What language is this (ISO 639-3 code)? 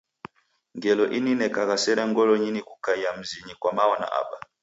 dav